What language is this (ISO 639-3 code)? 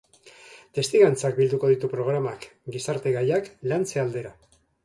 eus